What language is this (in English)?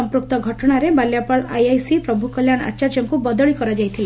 Odia